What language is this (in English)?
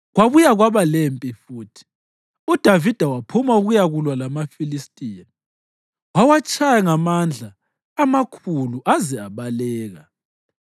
North Ndebele